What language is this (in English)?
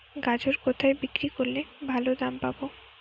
Bangla